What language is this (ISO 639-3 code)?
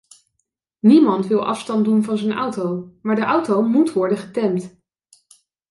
nld